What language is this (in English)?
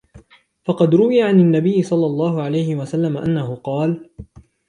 Arabic